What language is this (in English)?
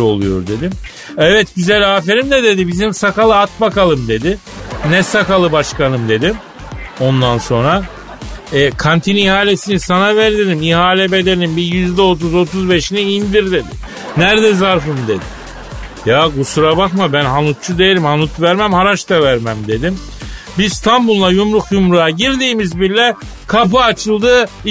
Turkish